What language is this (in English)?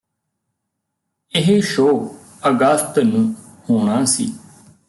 Punjabi